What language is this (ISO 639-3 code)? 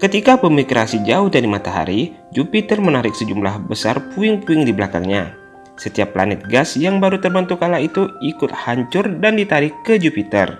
ind